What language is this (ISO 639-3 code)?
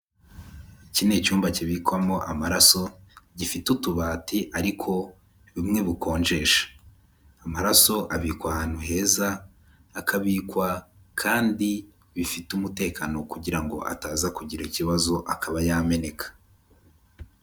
kin